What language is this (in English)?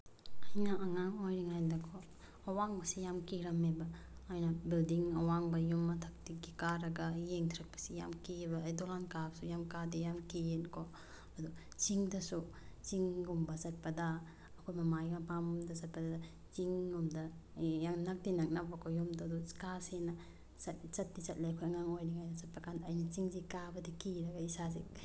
Manipuri